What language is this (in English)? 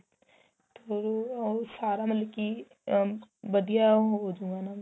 Punjabi